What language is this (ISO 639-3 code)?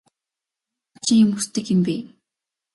mon